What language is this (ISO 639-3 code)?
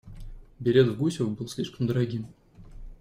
rus